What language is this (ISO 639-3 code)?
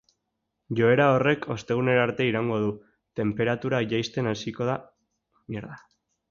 eus